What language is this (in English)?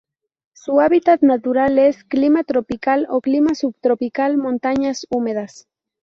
Spanish